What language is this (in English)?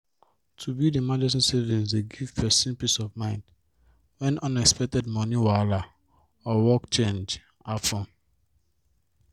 Nigerian Pidgin